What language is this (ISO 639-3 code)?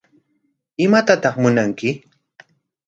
qwa